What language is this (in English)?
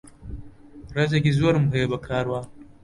Central Kurdish